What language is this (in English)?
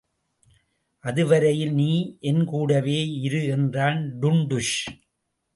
Tamil